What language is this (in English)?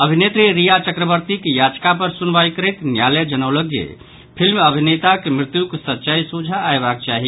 Maithili